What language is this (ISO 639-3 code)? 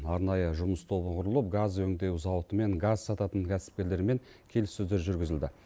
kaz